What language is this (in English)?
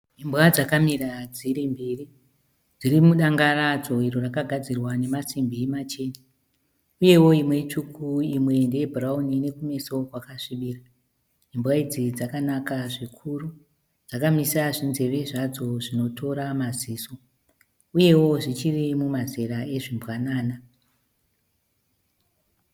Shona